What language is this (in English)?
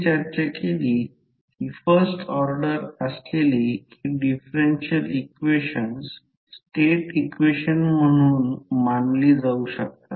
Marathi